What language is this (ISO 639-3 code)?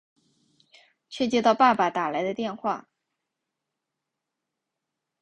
zho